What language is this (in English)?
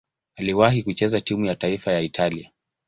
Swahili